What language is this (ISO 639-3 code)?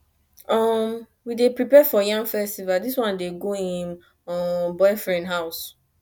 pcm